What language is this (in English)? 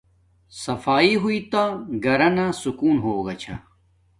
Domaaki